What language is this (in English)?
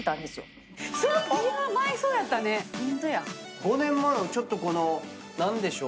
Japanese